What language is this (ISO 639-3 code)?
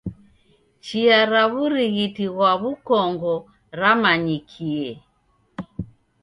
dav